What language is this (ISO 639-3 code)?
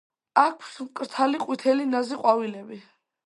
kat